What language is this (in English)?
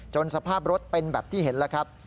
Thai